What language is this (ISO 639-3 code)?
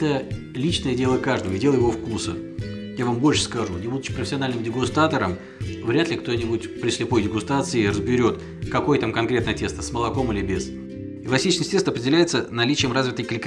rus